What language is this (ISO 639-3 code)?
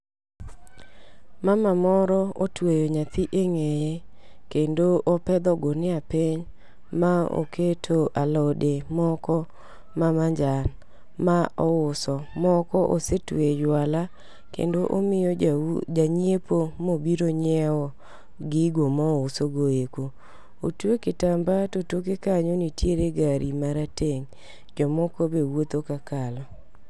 luo